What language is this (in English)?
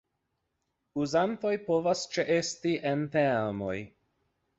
Esperanto